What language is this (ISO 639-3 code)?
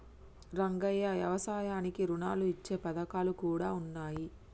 tel